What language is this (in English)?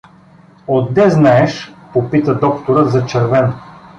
Bulgarian